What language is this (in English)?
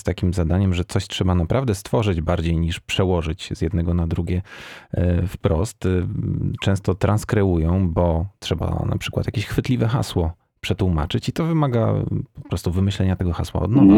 Polish